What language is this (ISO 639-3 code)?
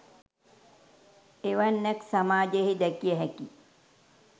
sin